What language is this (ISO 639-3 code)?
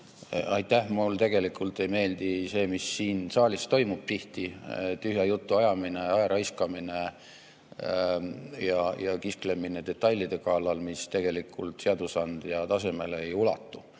est